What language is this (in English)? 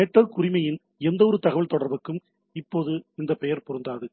Tamil